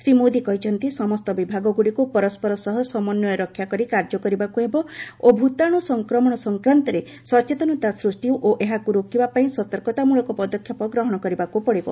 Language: Odia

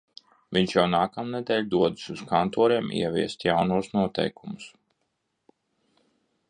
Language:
Latvian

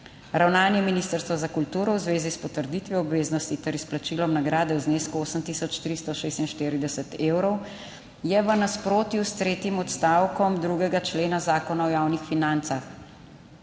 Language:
Slovenian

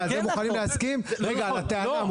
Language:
Hebrew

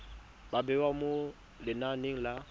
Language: Tswana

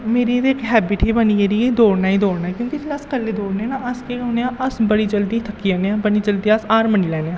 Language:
Dogri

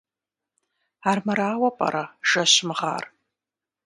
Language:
Kabardian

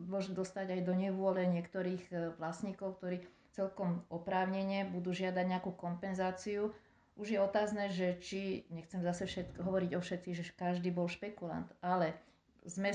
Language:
Slovak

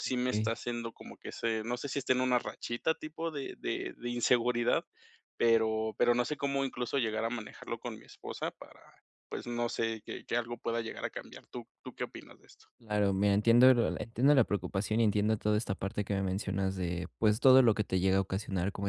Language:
Spanish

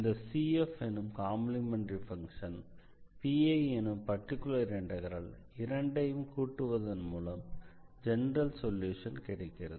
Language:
Tamil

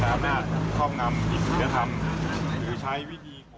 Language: Thai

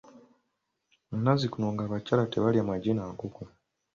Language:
Ganda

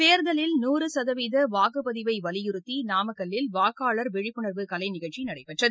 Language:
Tamil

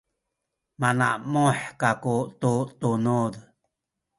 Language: Sakizaya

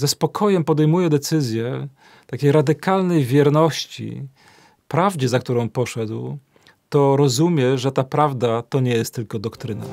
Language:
Polish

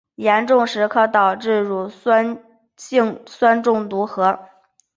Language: Chinese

